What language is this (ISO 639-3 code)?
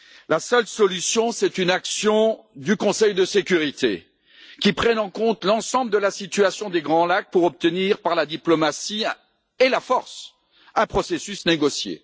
fra